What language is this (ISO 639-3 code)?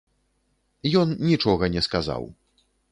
bel